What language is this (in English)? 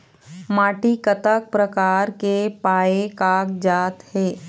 Chhattisgarhi